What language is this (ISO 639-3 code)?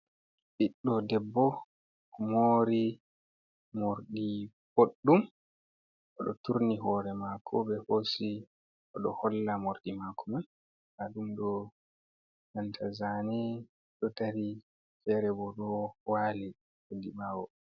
ful